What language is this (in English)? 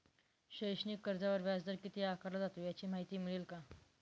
Marathi